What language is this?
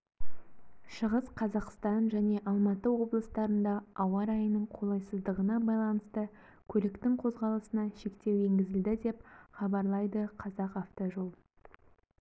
Kazakh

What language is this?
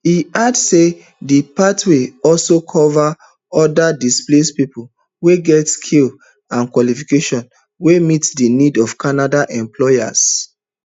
Nigerian Pidgin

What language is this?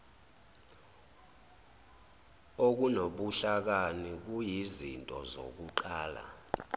Zulu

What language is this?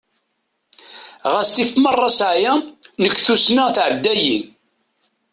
Kabyle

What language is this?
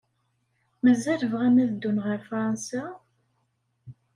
Kabyle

